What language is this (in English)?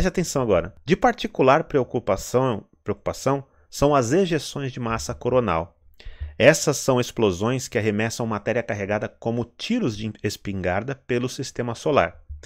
Portuguese